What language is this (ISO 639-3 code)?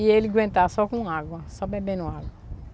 por